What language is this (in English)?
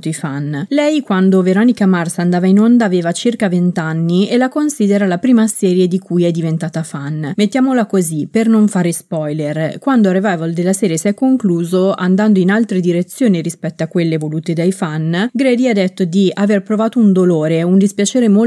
Italian